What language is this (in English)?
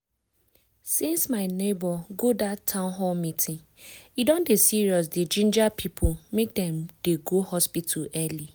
Nigerian Pidgin